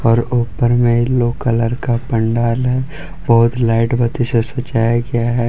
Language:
Hindi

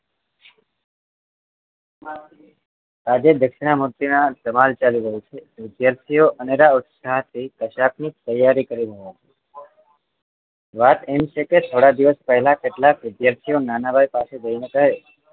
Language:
Gujarati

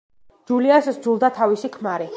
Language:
Georgian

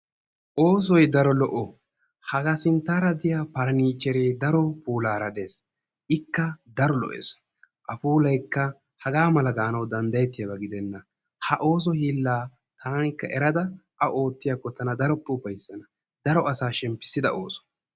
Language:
Wolaytta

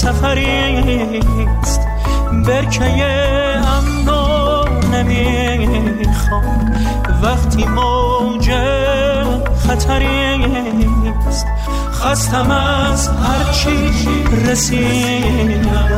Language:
Persian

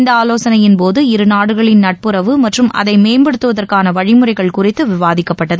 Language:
Tamil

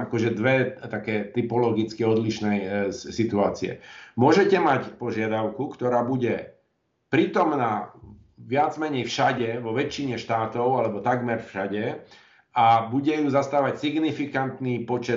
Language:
Slovak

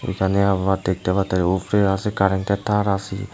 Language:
Bangla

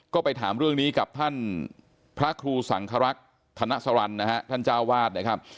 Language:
Thai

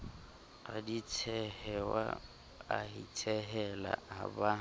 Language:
Southern Sotho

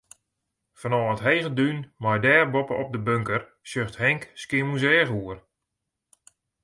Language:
Western Frisian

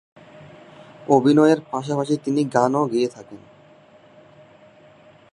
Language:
Bangla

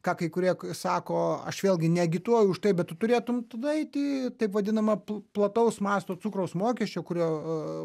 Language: Lithuanian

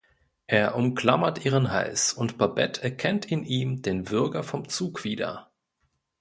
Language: German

